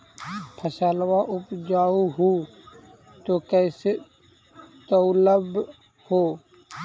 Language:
Magahi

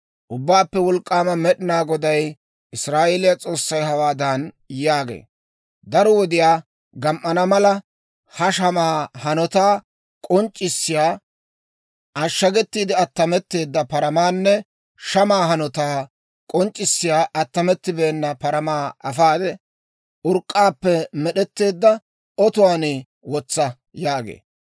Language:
Dawro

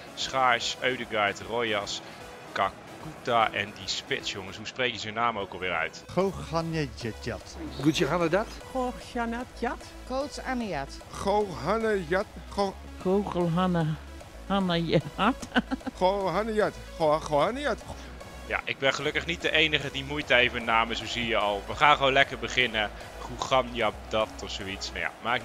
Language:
Dutch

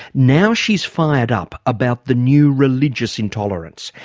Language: English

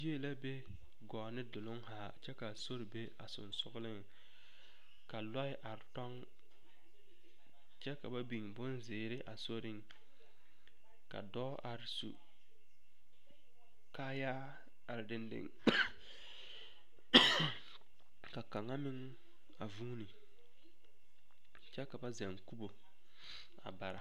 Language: Southern Dagaare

